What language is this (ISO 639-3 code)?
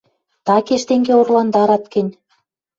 mrj